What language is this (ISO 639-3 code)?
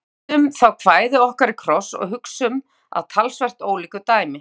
isl